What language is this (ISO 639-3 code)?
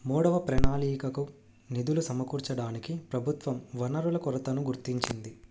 tel